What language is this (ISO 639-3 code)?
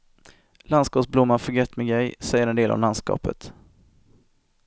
swe